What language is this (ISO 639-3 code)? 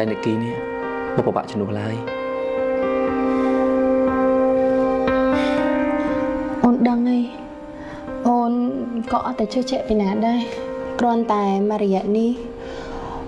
vie